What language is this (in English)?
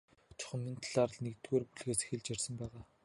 Mongolian